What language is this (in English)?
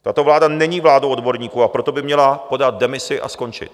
Czech